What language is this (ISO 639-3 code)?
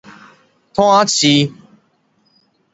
nan